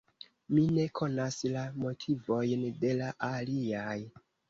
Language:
Esperanto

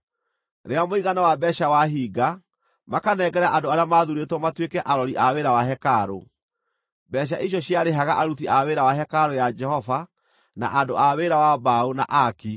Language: Kikuyu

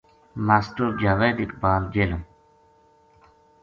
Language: Gujari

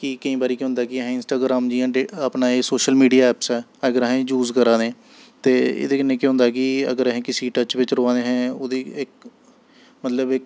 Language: Dogri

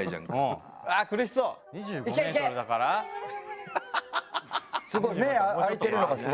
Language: Japanese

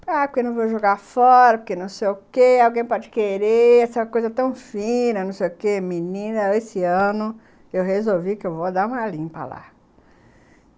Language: Portuguese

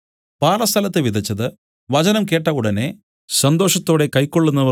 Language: Malayalam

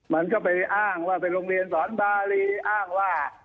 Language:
Thai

